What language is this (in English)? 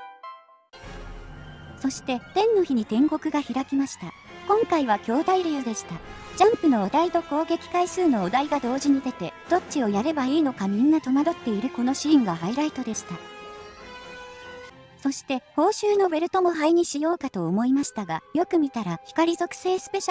Japanese